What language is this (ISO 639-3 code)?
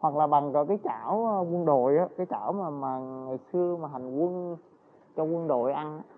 vie